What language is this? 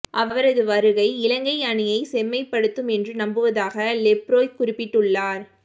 Tamil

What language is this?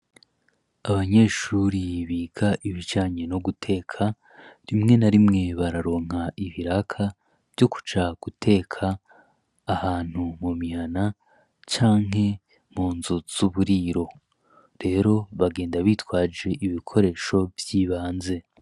Rundi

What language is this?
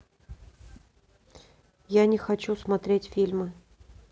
Russian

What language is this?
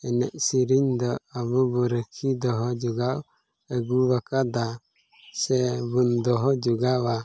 Santali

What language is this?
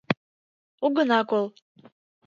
Mari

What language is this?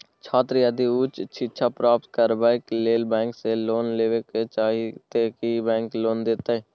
Maithili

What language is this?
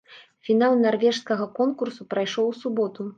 Belarusian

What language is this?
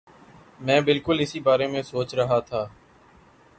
Urdu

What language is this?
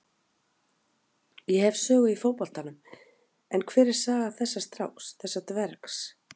Icelandic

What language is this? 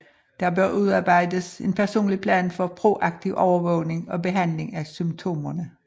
Danish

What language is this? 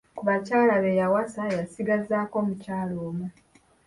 Ganda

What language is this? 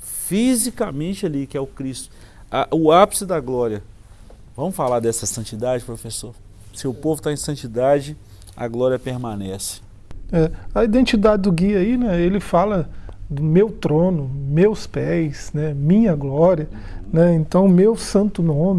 Portuguese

